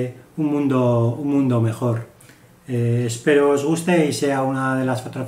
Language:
Spanish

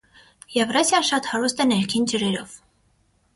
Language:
Armenian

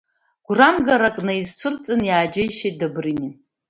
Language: Abkhazian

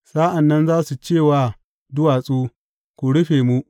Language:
Hausa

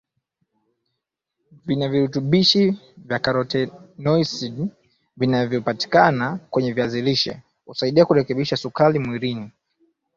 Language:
Swahili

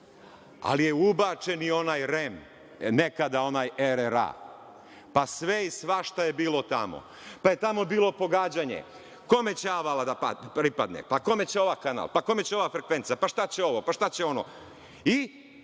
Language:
Serbian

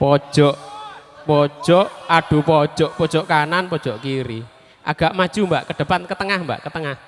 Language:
Indonesian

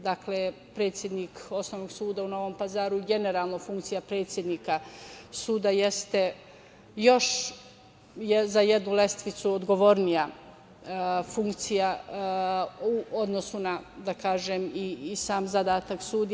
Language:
Serbian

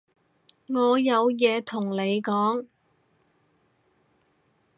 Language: Cantonese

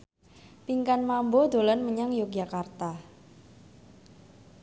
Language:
Javanese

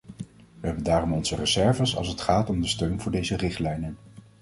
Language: Dutch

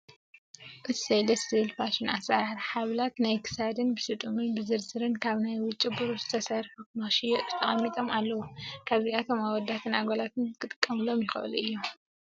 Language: Tigrinya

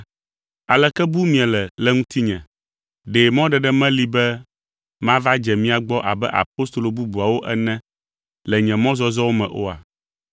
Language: Ewe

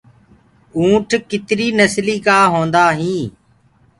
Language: Gurgula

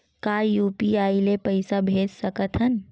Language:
Chhattisgarhi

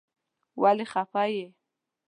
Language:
Pashto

